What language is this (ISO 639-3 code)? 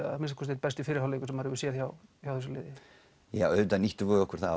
isl